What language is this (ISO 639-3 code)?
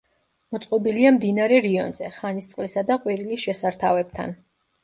kat